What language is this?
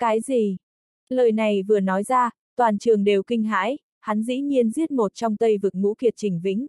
Vietnamese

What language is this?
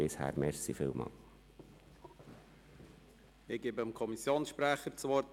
Swiss German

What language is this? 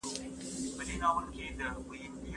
Pashto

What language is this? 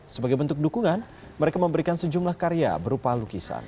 Indonesian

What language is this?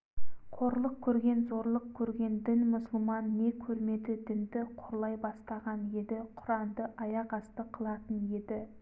Kazakh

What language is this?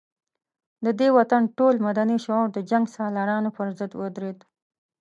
Pashto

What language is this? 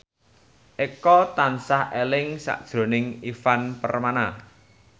Javanese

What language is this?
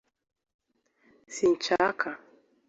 Kinyarwanda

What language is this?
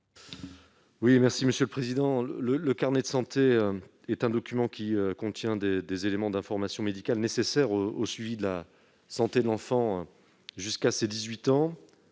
French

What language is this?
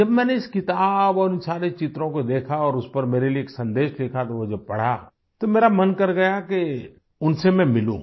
Hindi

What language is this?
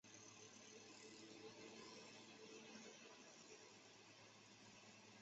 Chinese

